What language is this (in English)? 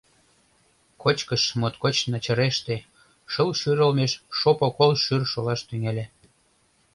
Mari